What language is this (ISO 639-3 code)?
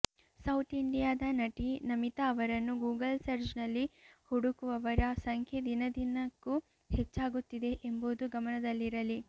kan